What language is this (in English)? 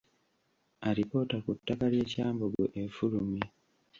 Ganda